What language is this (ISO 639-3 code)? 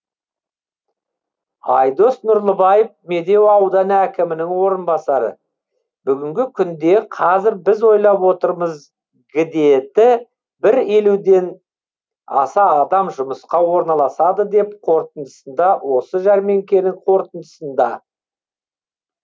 kaz